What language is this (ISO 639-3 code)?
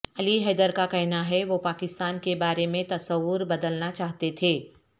urd